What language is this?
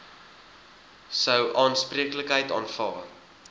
Afrikaans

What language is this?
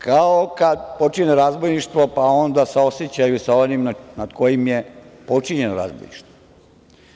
Serbian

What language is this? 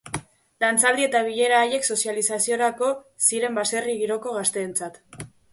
Basque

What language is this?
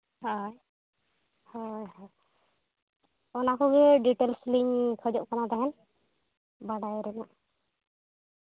Santali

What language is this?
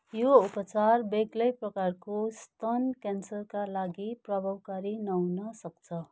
Nepali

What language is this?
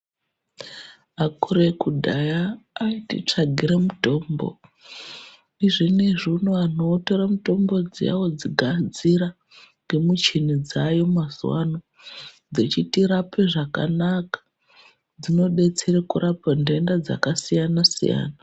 Ndau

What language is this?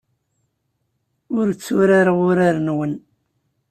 Kabyle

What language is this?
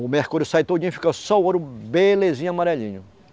Portuguese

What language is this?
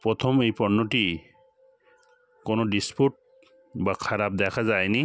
Bangla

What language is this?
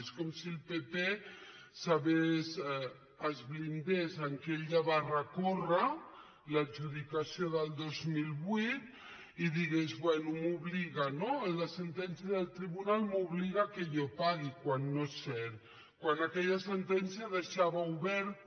Catalan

